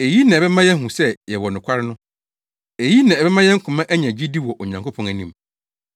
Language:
Akan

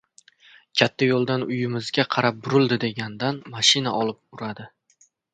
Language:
Uzbek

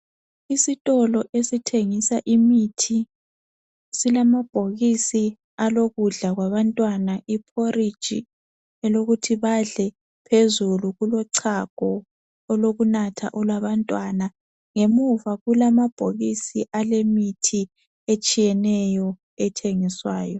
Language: North Ndebele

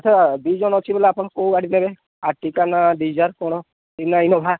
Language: Odia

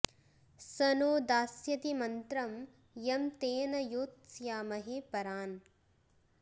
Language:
Sanskrit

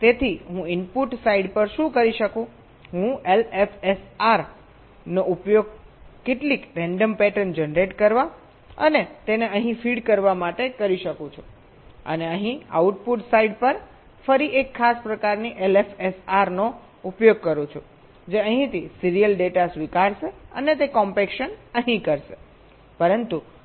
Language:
Gujarati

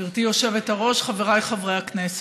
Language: Hebrew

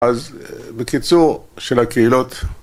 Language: Hebrew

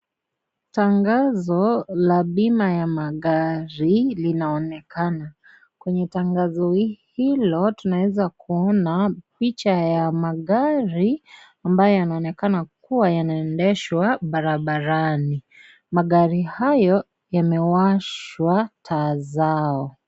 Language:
Swahili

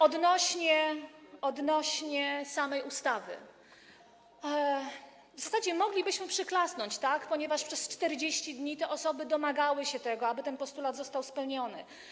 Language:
Polish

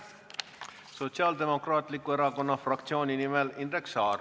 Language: Estonian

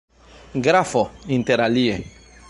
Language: Esperanto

